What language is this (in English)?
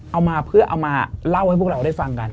Thai